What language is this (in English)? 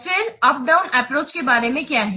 Hindi